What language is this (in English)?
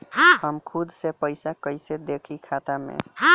Bhojpuri